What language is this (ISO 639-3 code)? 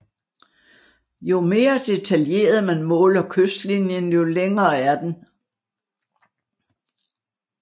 dan